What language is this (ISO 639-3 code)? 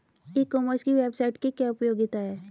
hin